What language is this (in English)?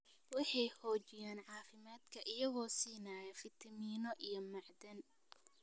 Somali